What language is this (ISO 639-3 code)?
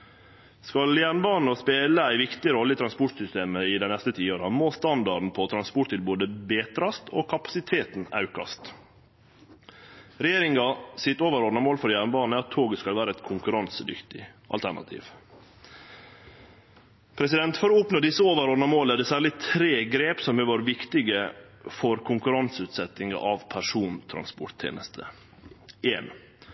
nno